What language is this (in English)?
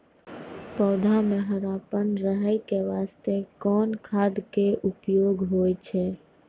Maithili